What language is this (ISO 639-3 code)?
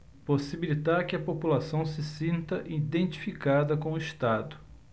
por